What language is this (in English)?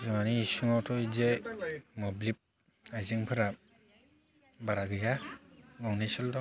Bodo